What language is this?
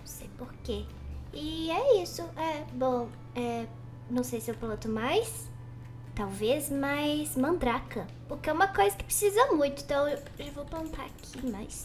Portuguese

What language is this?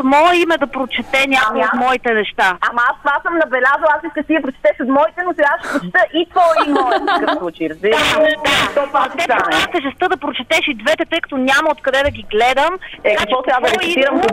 Bulgarian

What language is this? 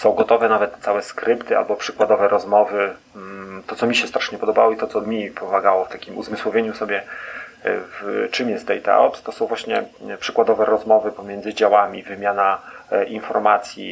Polish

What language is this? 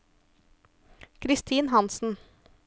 Norwegian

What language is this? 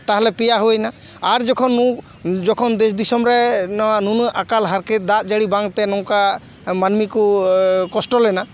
Santali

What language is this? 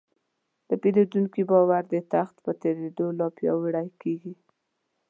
Pashto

